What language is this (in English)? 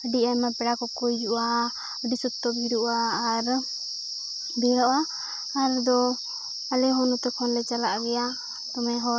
Santali